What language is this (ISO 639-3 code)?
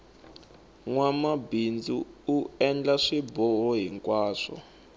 tso